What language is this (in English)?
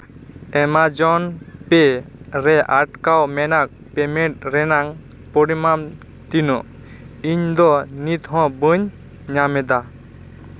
Santali